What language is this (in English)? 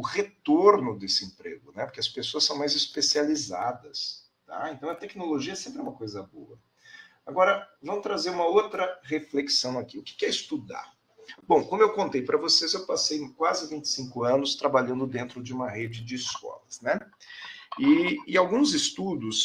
Portuguese